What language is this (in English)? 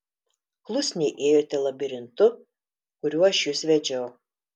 Lithuanian